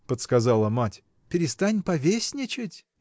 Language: Russian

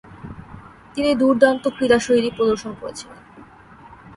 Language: Bangla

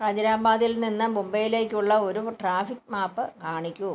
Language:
Malayalam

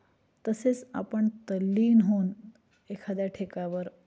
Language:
Marathi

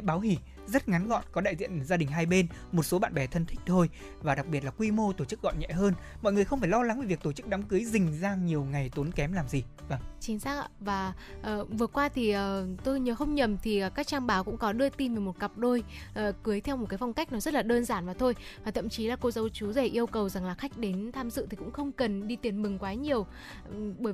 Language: Vietnamese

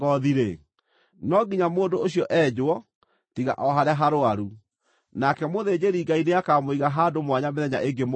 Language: Kikuyu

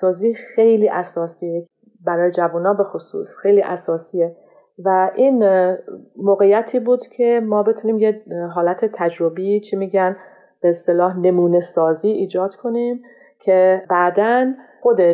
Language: Persian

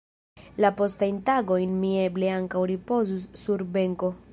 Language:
Esperanto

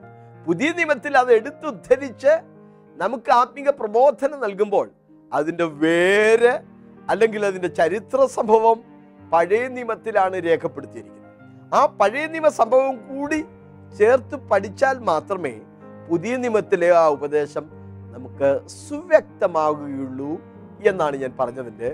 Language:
Malayalam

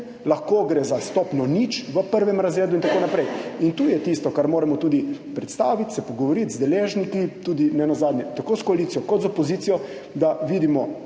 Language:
Slovenian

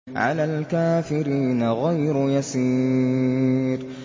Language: Arabic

